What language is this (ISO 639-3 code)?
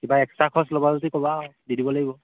asm